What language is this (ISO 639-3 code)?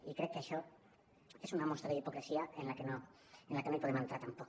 cat